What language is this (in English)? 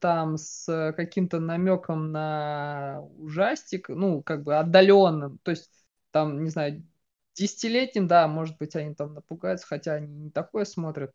Russian